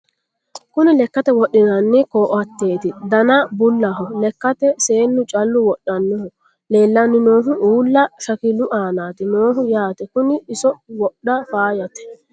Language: Sidamo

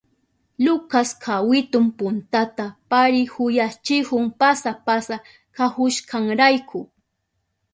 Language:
Southern Pastaza Quechua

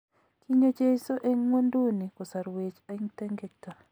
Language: Kalenjin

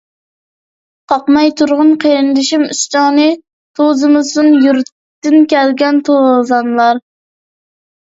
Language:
Uyghur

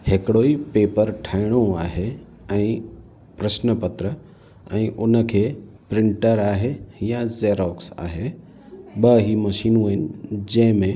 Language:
Sindhi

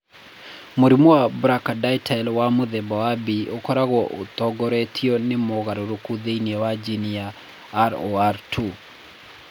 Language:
Kikuyu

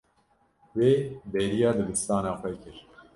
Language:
Kurdish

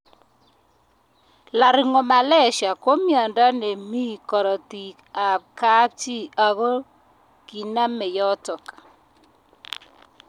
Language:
Kalenjin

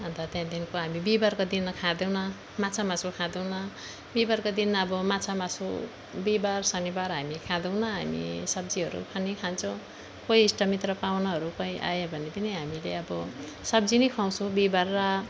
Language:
Nepali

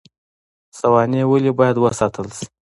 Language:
Pashto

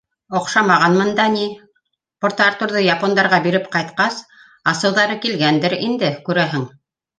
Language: Bashkir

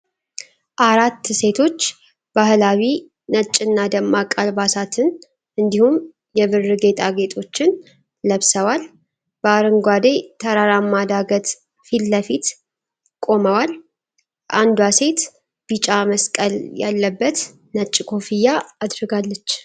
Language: Amharic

